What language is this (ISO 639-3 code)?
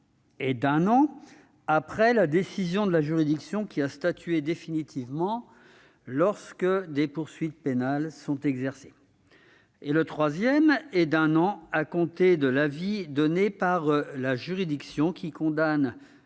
fra